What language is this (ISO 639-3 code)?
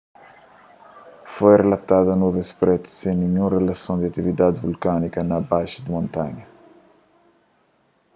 kea